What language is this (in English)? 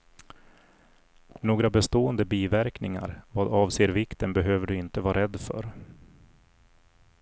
Swedish